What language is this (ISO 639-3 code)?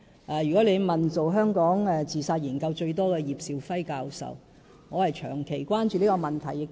yue